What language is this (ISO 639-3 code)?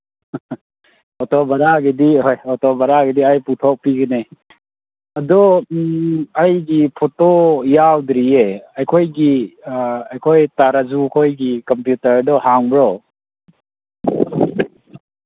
mni